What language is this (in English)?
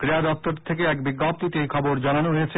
Bangla